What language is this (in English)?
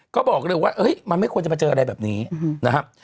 Thai